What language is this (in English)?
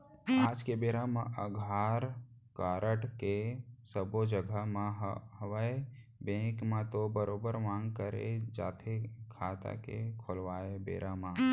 Chhattisgarhi